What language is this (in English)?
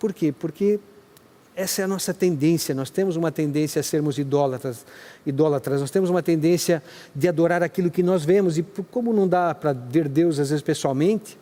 Portuguese